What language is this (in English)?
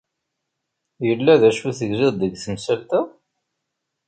Kabyle